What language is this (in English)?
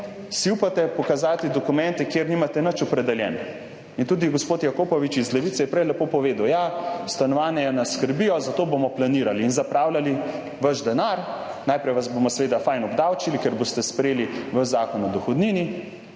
Slovenian